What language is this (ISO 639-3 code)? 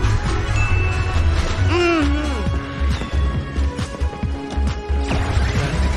tha